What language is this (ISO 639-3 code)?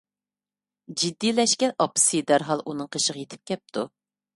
uig